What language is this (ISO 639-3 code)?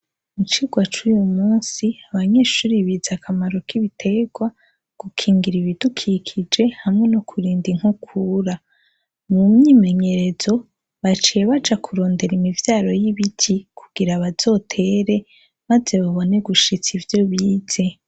run